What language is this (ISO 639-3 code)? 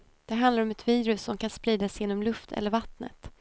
swe